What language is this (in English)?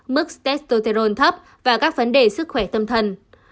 Vietnamese